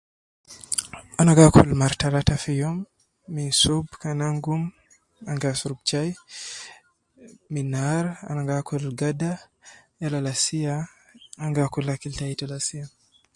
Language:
Nubi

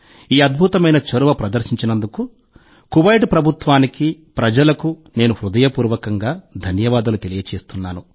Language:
Telugu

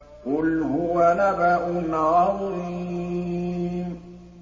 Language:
Arabic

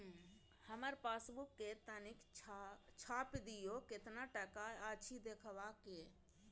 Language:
Maithili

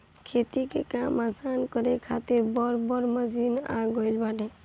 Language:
Bhojpuri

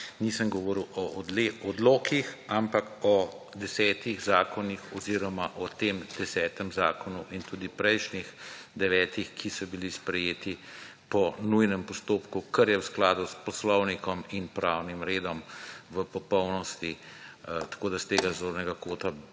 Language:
Slovenian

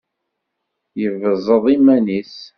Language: Kabyle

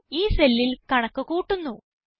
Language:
Malayalam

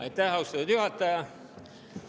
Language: Estonian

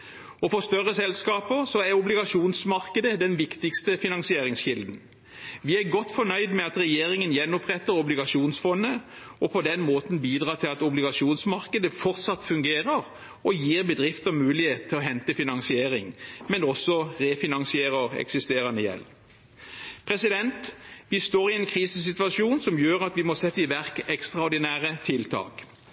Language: Norwegian Bokmål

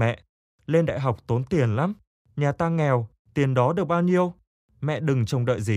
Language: Vietnamese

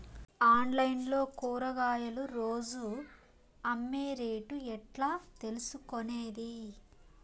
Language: Telugu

